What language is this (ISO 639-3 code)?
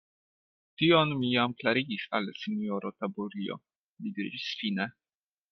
epo